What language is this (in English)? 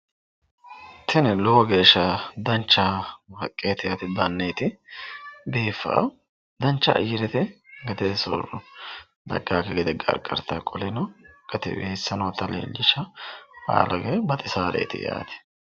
Sidamo